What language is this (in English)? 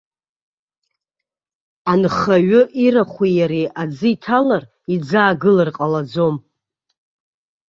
Abkhazian